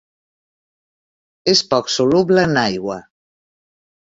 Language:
Catalan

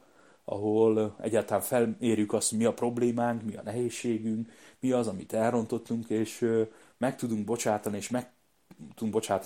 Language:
Hungarian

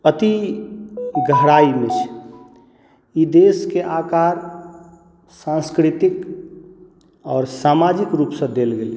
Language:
Maithili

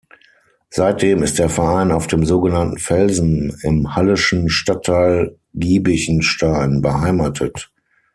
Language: German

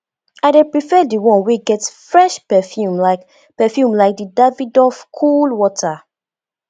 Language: Nigerian Pidgin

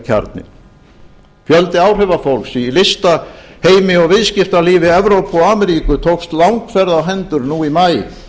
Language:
Icelandic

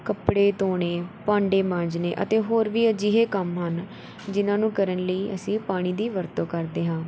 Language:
Punjabi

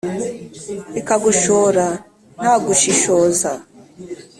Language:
Kinyarwanda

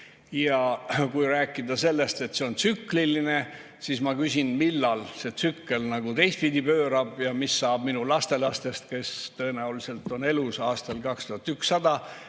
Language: Estonian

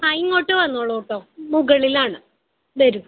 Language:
Malayalam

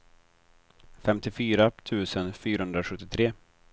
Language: Swedish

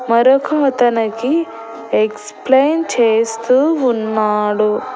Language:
Telugu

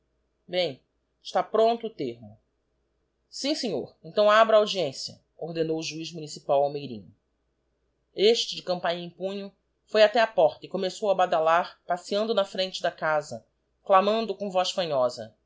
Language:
Portuguese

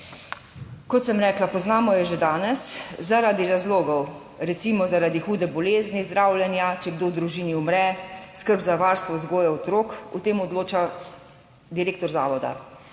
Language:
Slovenian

